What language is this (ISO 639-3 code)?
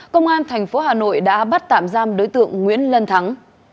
vie